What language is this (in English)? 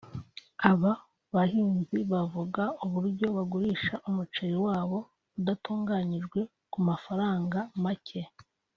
Kinyarwanda